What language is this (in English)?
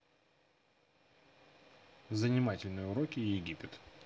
Russian